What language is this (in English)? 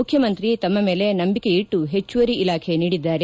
Kannada